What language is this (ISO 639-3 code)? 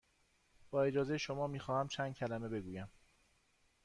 fas